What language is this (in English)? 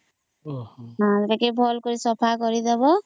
Odia